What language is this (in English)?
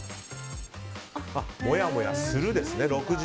Japanese